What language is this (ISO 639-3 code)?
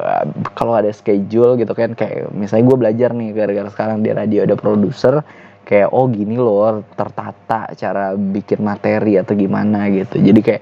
ind